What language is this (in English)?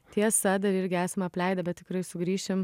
Lithuanian